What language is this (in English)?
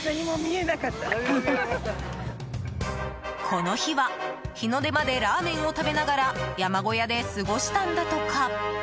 Japanese